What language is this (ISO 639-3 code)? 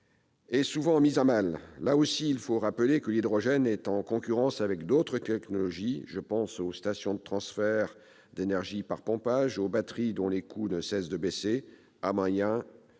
fra